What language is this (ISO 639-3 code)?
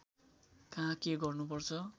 nep